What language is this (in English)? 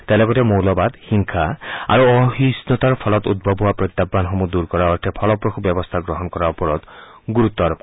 Assamese